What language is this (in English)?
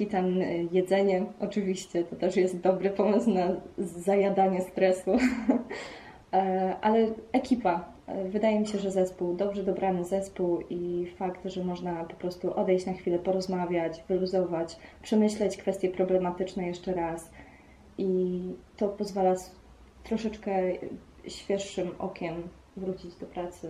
Polish